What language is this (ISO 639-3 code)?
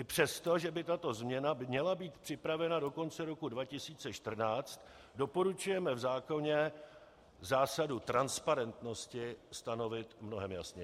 ces